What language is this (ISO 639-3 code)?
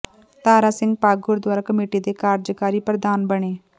pan